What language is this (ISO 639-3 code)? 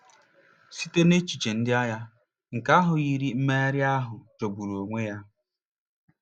ibo